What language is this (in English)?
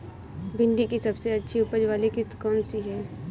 Hindi